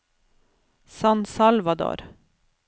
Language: Norwegian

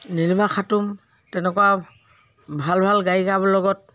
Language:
Assamese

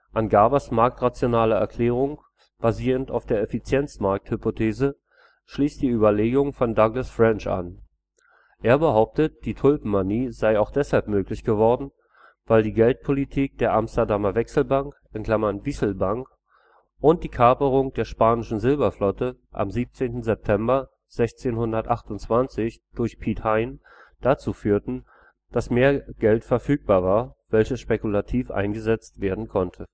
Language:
German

